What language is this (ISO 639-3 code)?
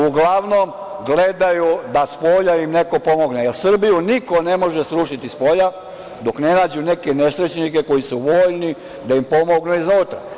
srp